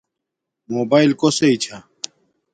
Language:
Domaaki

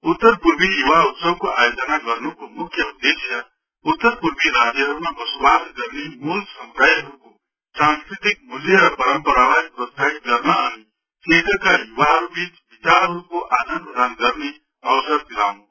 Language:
Nepali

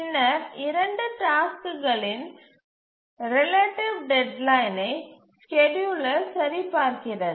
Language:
Tamil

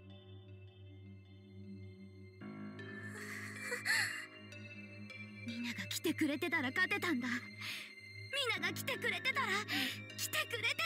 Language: Japanese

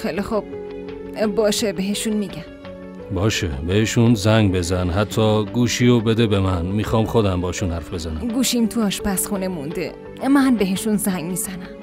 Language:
Persian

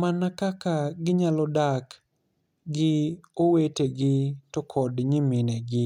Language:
Luo (Kenya and Tanzania)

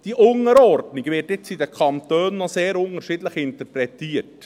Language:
Swiss German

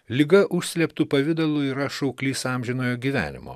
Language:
Lithuanian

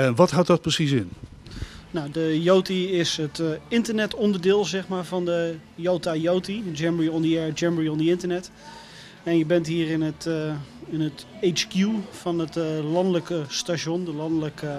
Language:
Dutch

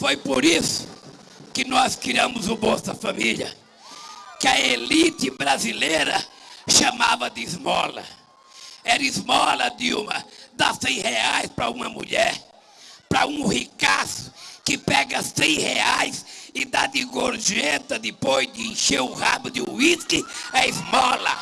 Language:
Portuguese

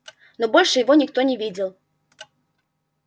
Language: Russian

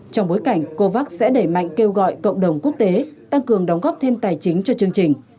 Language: Vietnamese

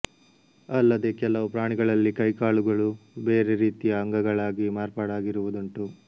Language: Kannada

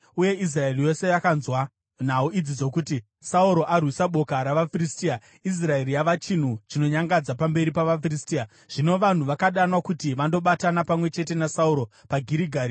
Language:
Shona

